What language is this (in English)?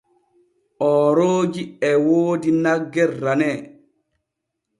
Borgu Fulfulde